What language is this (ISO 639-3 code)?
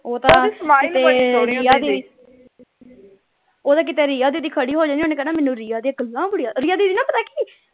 pan